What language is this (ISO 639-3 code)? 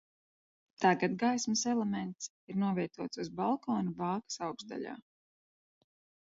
lav